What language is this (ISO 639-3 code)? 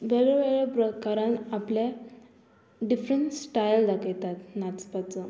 kok